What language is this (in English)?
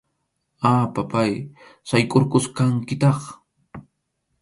Arequipa-La Unión Quechua